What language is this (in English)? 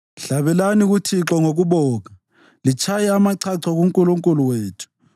North Ndebele